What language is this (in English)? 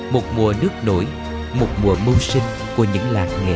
Vietnamese